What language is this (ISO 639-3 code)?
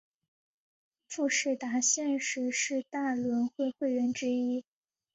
zho